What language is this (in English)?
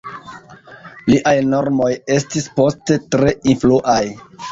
Esperanto